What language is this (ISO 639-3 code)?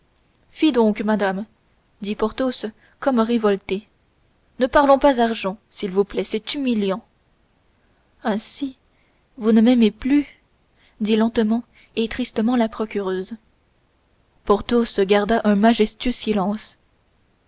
fra